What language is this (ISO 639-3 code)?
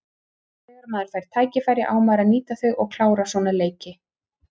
isl